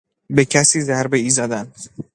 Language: Persian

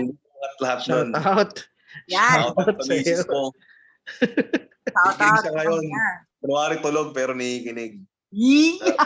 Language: Filipino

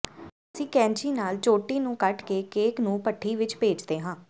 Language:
Punjabi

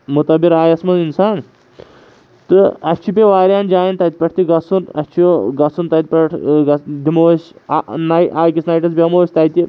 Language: Kashmiri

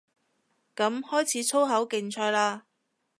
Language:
Cantonese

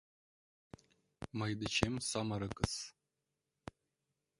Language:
Mari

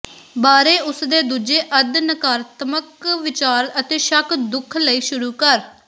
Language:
Punjabi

